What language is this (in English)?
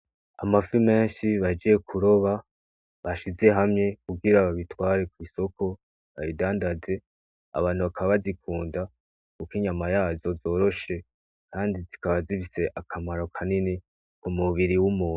Rundi